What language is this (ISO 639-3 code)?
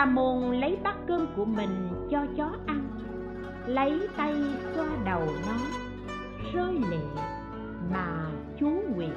vie